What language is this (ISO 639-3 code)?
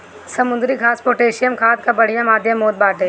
bho